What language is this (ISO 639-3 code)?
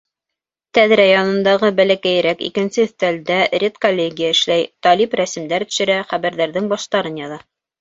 bak